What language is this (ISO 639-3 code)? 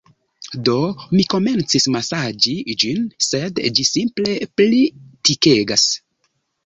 epo